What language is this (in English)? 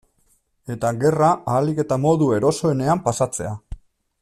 Basque